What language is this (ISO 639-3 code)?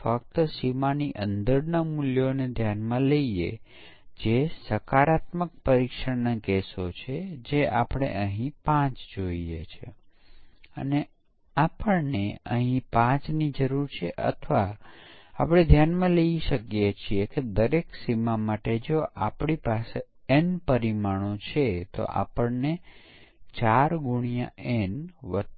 guj